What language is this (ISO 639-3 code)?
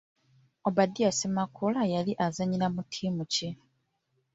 lug